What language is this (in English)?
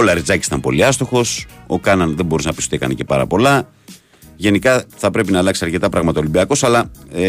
Greek